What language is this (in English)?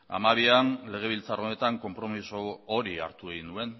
Basque